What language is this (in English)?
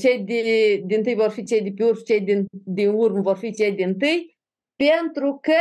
Romanian